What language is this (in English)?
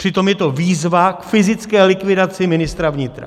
Czech